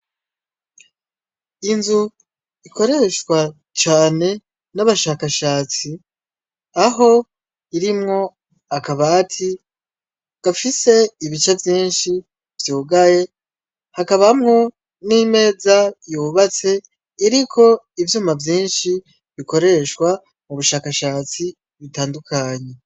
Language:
Rundi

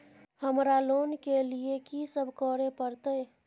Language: Maithili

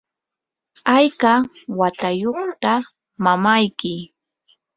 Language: Yanahuanca Pasco Quechua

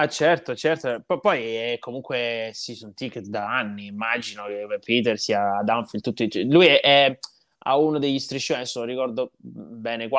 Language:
Italian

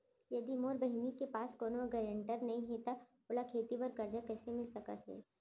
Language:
Chhattisgarhi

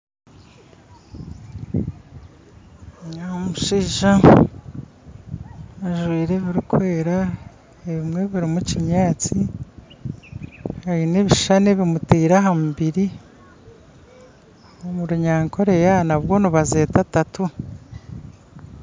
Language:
Nyankole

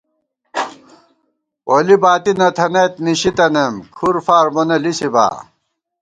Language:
Gawar-Bati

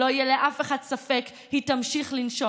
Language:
Hebrew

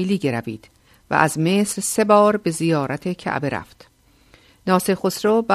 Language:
Persian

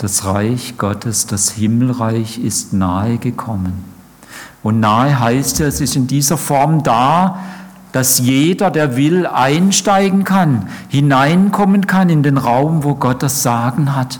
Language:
German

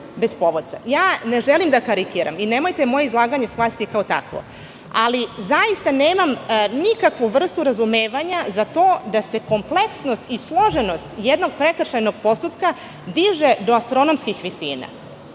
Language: Serbian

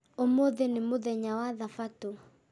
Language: Kikuyu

